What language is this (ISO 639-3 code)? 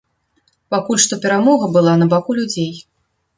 bel